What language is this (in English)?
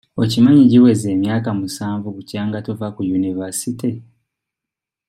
Ganda